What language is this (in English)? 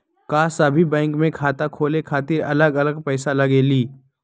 Magahi